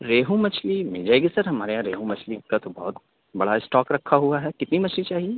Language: Urdu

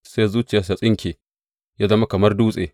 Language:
Hausa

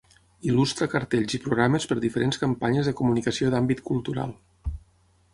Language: Catalan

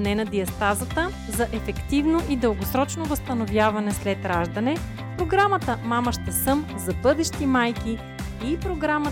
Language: Bulgarian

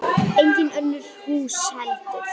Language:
Icelandic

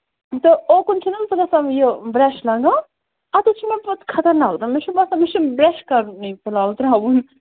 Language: Kashmiri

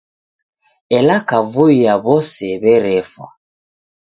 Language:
Taita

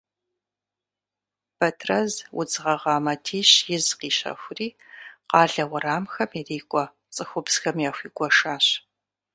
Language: Kabardian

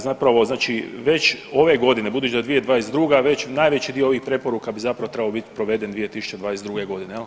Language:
Croatian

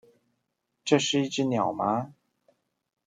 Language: Chinese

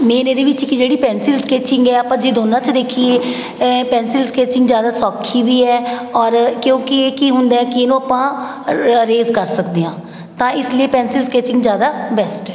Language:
Punjabi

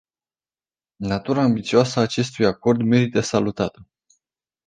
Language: Romanian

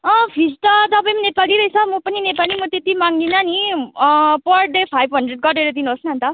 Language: Nepali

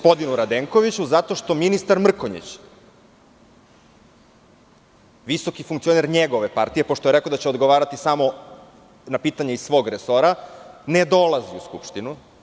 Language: Serbian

